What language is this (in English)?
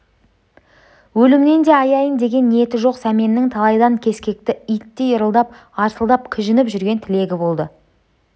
Kazakh